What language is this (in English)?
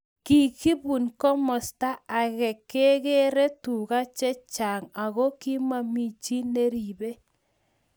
Kalenjin